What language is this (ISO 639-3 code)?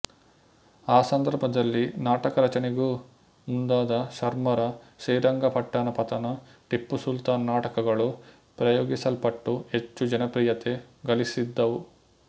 kan